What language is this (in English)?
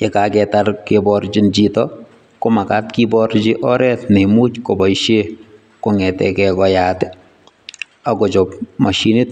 Kalenjin